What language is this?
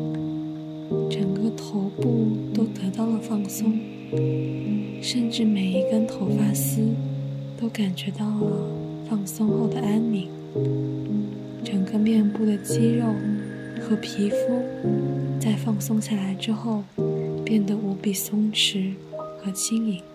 Chinese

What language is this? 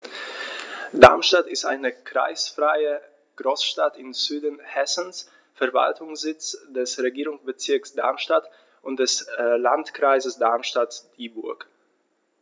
German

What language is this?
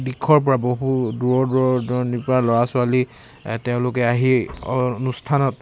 Assamese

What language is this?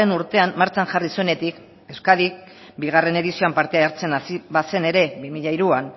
Basque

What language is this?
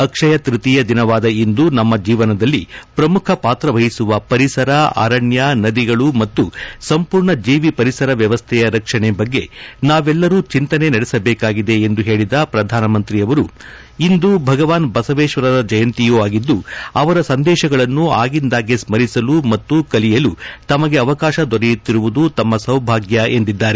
Kannada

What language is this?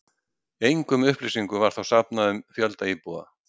Icelandic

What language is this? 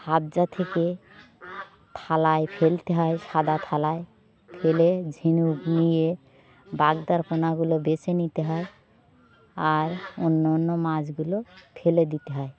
Bangla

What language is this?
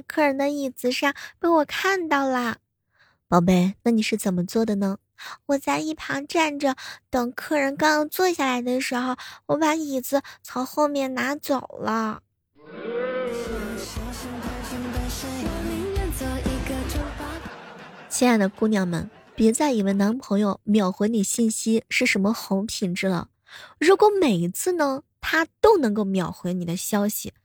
Chinese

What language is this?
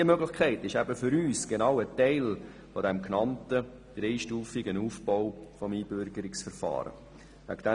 Swiss German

